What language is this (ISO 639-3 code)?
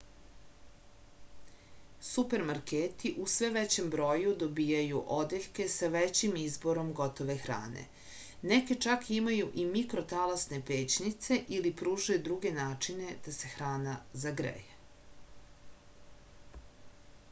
srp